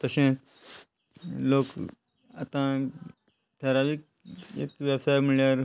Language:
Konkani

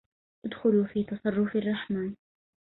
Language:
Arabic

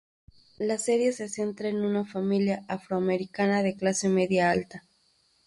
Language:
Spanish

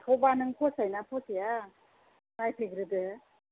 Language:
Bodo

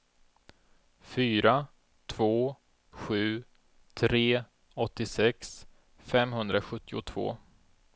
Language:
Swedish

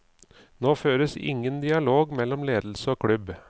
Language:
Norwegian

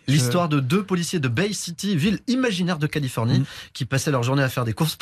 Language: French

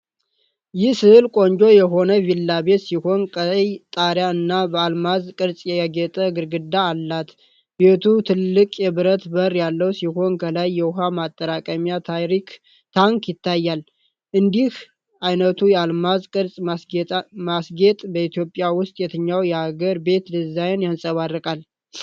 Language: Amharic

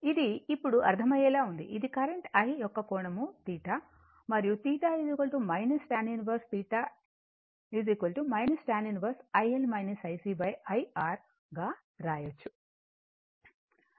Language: Telugu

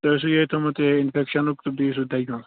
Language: Kashmiri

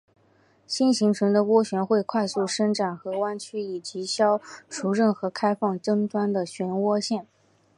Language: Chinese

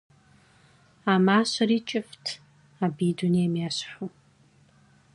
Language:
Kabardian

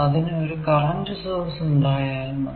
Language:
Malayalam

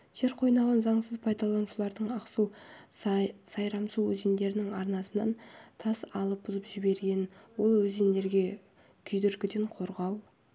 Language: Kazakh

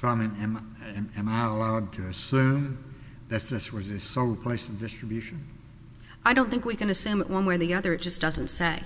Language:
English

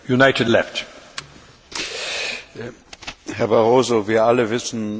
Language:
German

